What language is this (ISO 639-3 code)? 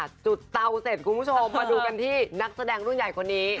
tha